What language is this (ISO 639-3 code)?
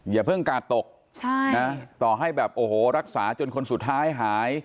tha